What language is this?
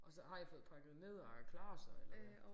Danish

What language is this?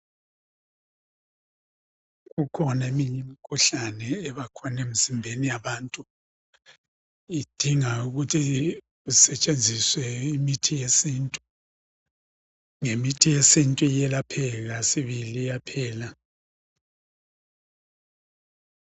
North Ndebele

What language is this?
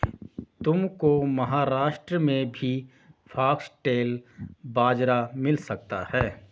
Hindi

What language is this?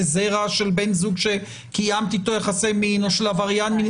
Hebrew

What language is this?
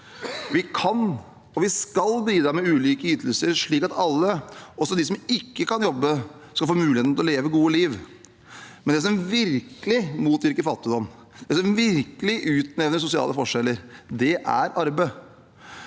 Norwegian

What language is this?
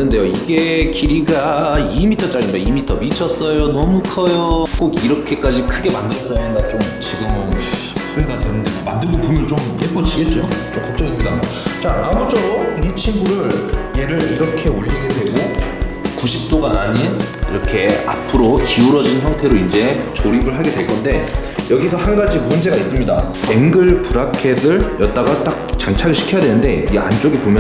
Korean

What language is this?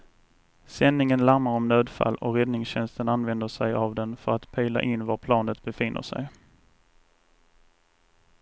Swedish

